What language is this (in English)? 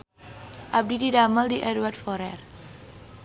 Sundanese